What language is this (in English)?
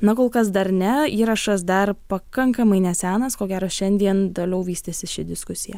Lithuanian